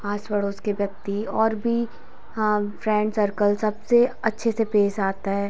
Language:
Hindi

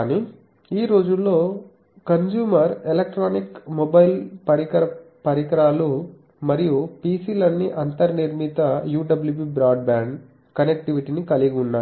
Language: Telugu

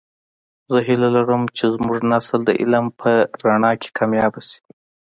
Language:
Pashto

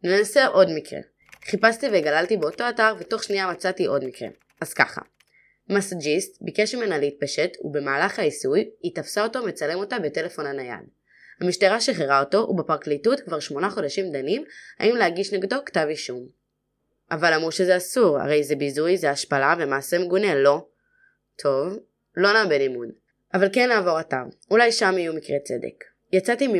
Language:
Hebrew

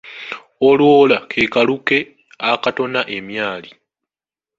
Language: Ganda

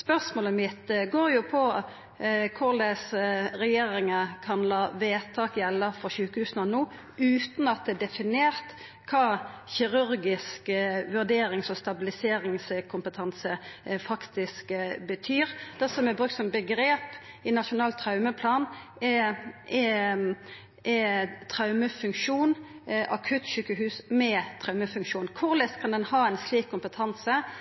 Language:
Norwegian Nynorsk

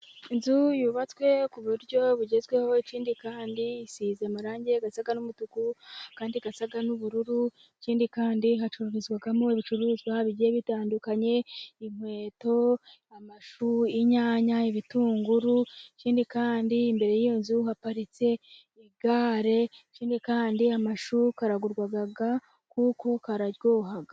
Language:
Kinyarwanda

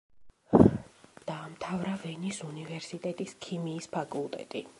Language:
Georgian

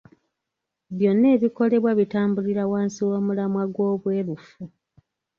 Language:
Ganda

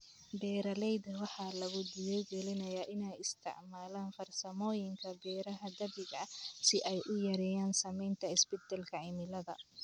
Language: Somali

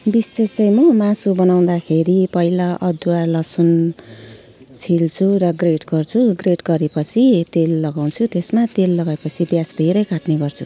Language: Nepali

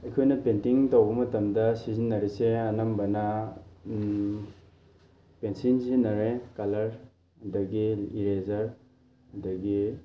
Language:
Manipuri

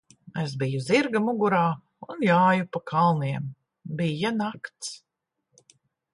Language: Latvian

